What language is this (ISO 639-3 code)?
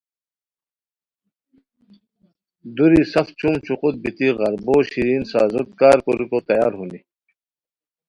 khw